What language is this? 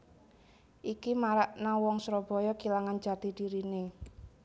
Javanese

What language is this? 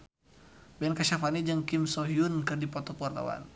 Sundanese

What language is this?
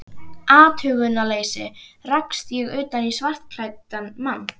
Icelandic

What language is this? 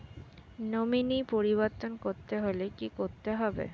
Bangla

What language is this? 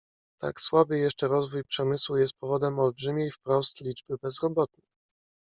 Polish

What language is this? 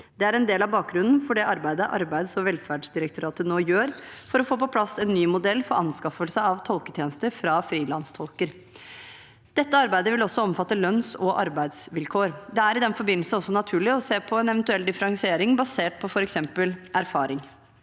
Norwegian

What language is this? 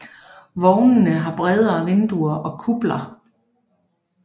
Danish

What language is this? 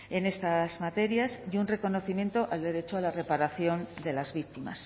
Spanish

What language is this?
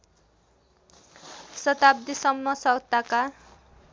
Nepali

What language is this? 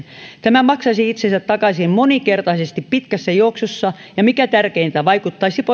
Finnish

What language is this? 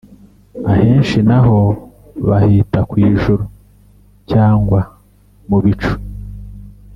Kinyarwanda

